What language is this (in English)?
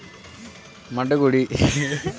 Telugu